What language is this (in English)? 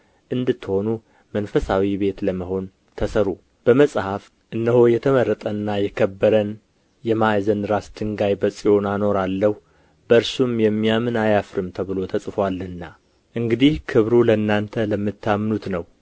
Amharic